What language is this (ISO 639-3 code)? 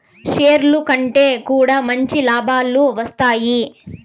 tel